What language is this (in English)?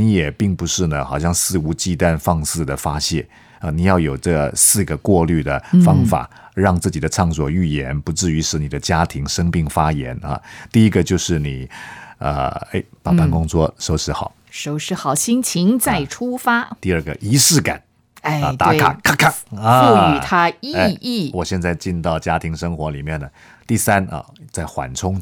Chinese